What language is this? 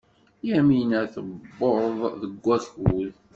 Kabyle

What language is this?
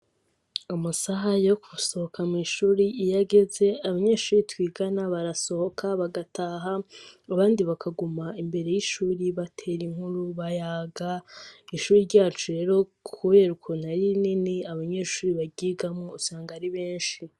Rundi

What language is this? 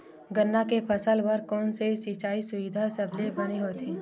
Chhattisgarhi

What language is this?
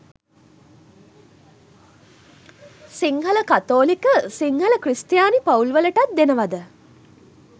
Sinhala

